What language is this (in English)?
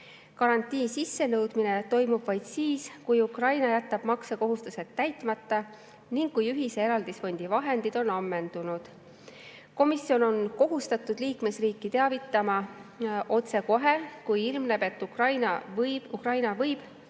Estonian